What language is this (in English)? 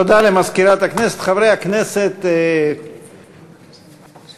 Hebrew